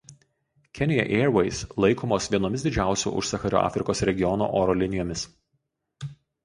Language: Lithuanian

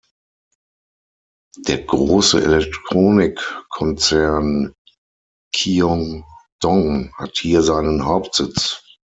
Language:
German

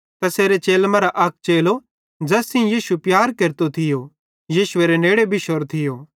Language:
Bhadrawahi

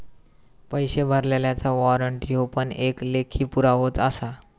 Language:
Marathi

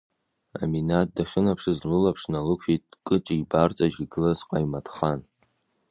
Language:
Abkhazian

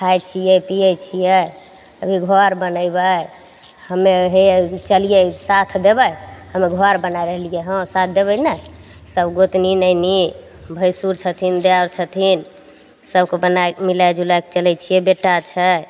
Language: Maithili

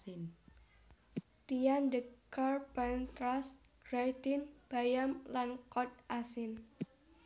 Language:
Javanese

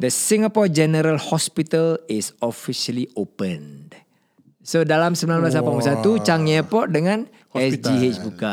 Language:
Malay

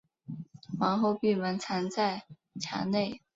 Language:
Chinese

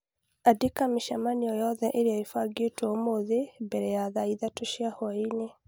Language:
Kikuyu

